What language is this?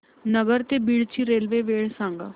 Marathi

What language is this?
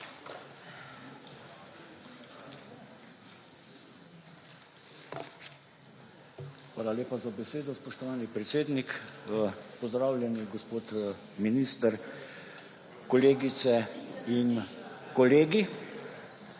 Slovenian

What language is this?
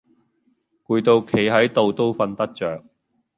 Cantonese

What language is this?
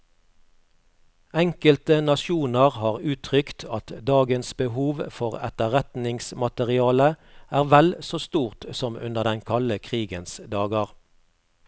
Norwegian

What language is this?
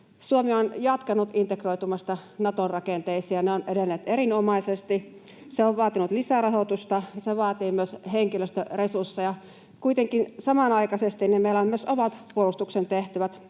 Finnish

